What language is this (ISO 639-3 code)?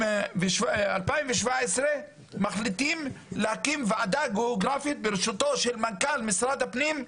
heb